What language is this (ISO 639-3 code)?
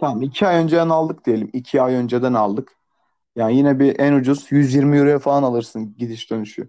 tur